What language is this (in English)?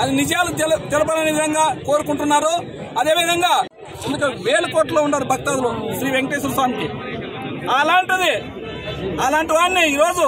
Telugu